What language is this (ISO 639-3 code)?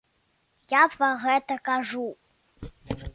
bel